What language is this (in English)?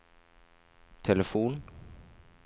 Norwegian